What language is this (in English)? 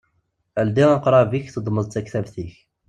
Kabyle